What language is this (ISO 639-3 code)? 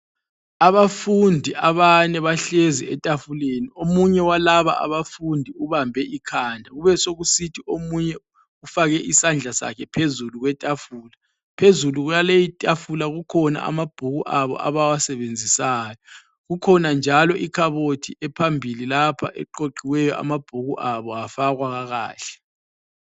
nde